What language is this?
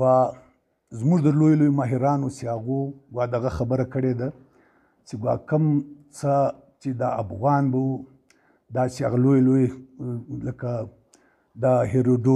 Romanian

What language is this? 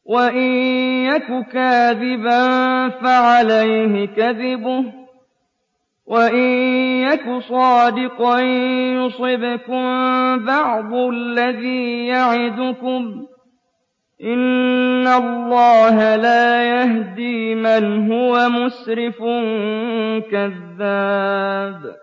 Arabic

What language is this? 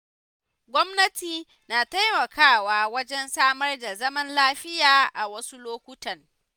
Hausa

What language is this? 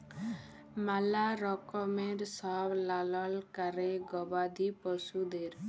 Bangla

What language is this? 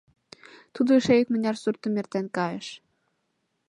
Mari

